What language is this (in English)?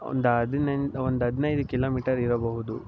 Kannada